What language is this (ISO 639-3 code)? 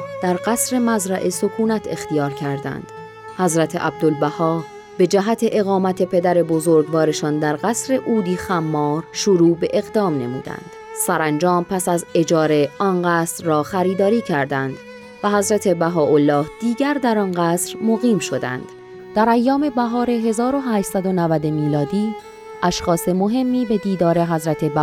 fas